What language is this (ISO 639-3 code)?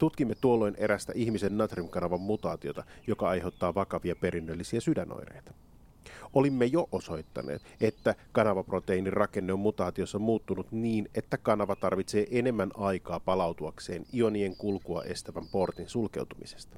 fin